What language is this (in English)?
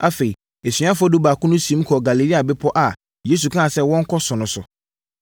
Akan